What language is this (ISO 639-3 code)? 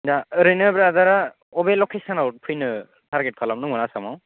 brx